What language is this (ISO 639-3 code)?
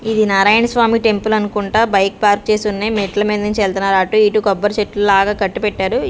tel